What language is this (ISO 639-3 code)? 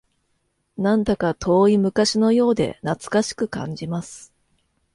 jpn